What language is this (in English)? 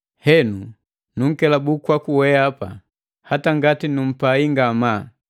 Matengo